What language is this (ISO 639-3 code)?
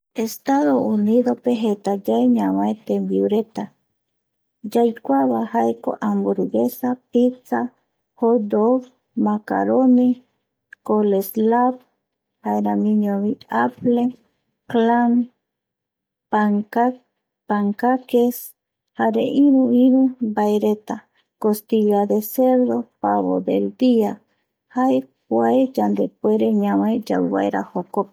gui